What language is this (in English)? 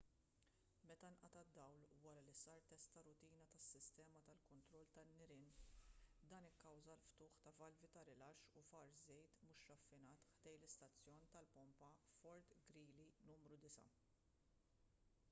Maltese